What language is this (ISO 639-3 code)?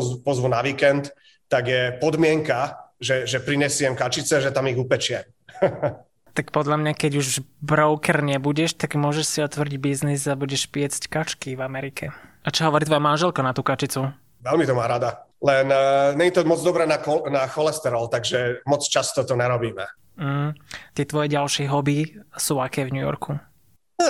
slk